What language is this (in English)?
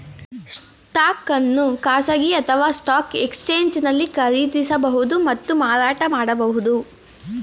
Kannada